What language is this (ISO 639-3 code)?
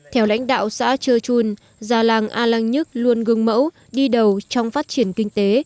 vie